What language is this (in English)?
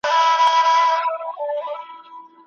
Pashto